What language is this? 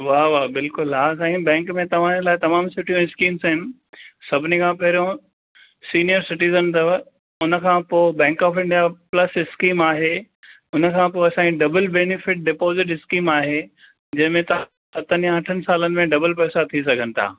Sindhi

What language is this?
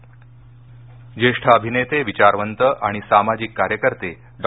Marathi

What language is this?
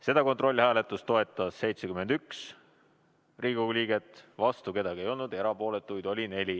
Estonian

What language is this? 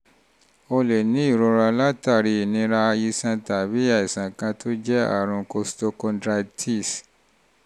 Yoruba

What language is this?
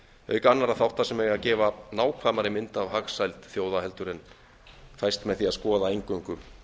Icelandic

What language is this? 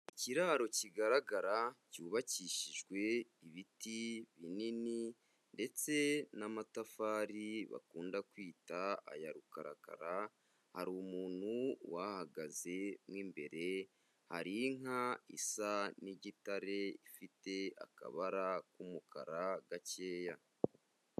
Kinyarwanda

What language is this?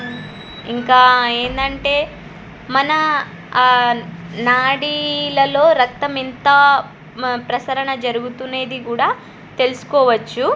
Telugu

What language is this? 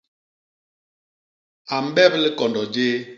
Basaa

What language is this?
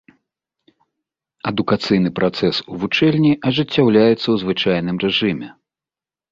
Belarusian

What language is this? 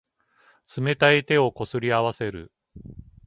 Japanese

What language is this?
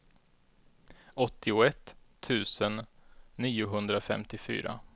Swedish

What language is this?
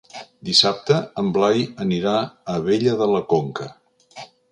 Catalan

